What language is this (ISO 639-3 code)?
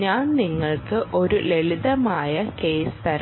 mal